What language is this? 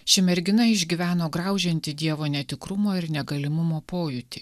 Lithuanian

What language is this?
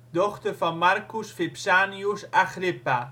Dutch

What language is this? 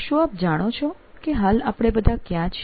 Gujarati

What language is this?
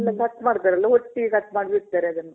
Kannada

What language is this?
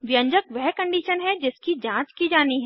Hindi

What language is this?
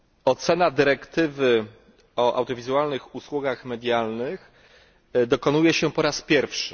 Polish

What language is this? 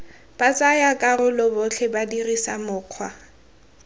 Tswana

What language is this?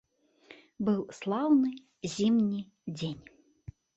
Belarusian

